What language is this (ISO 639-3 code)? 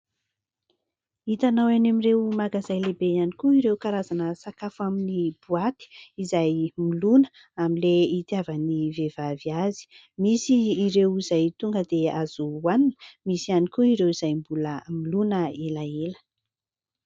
mlg